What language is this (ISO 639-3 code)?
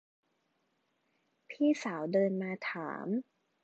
tha